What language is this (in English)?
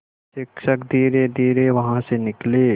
Hindi